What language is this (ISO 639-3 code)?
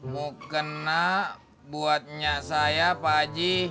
ind